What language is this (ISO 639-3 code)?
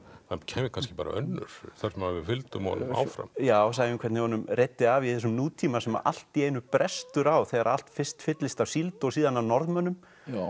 isl